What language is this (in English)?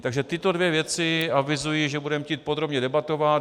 Czech